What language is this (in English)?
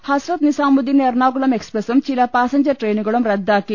Malayalam